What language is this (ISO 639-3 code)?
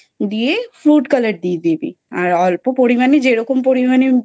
ben